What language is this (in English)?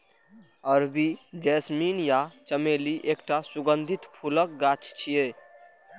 Maithili